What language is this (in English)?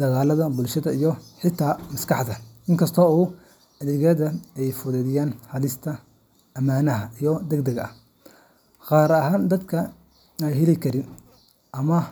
Somali